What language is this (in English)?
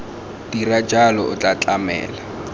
Tswana